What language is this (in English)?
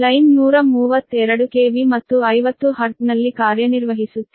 Kannada